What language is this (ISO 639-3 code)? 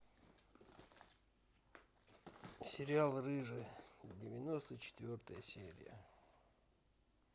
rus